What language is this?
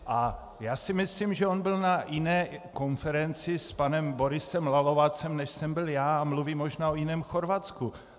Czech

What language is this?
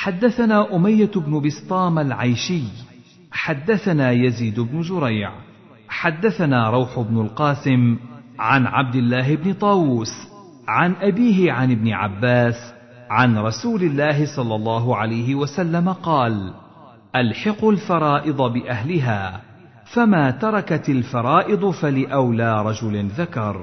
Arabic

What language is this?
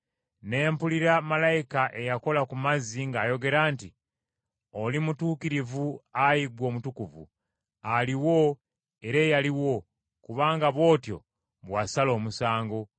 Ganda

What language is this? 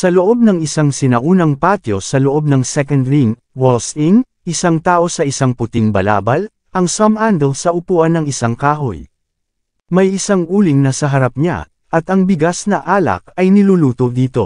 Filipino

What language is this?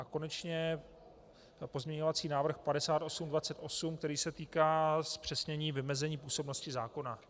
Czech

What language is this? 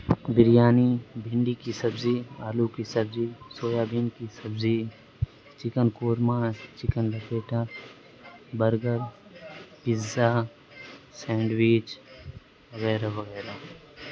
Urdu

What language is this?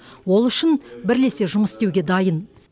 Kazakh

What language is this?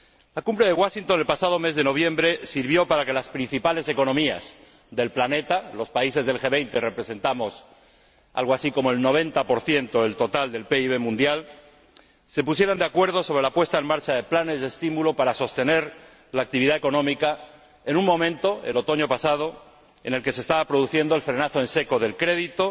Spanish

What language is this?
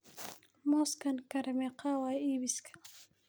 Somali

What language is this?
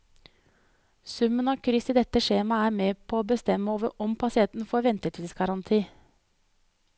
Norwegian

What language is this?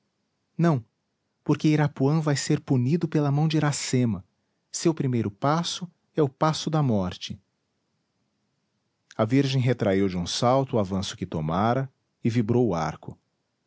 Portuguese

